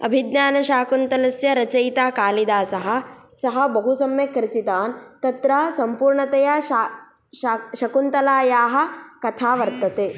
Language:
Sanskrit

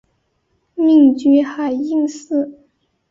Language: Chinese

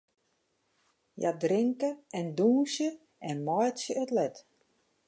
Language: Western Frisian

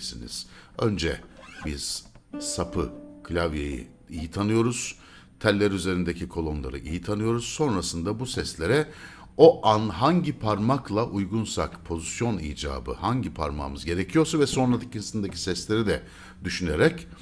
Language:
Turkish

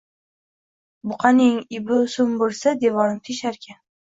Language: Uzbek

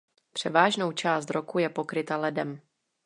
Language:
Czech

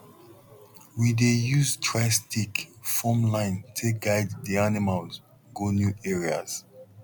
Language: Nigerian Pidgin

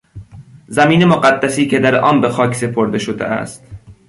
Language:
Persian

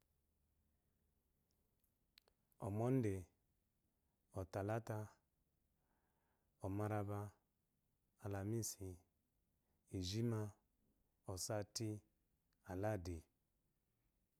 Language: Eloyi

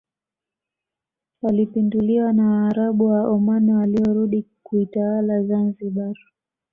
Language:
Swahili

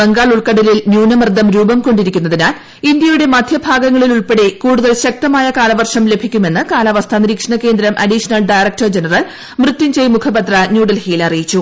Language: Malayalam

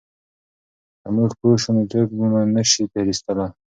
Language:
Pashto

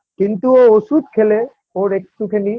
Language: Bangla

